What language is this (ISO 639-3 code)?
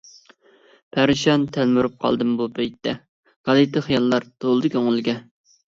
uig